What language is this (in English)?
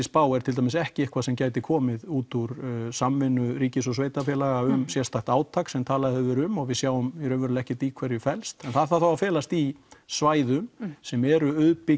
Icelandic